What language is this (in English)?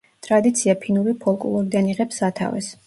Georgian